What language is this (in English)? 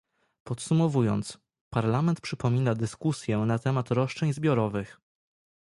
Polish